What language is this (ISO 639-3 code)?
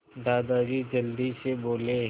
hin